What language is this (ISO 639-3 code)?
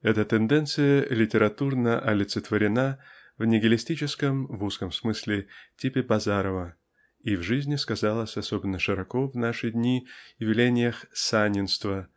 rus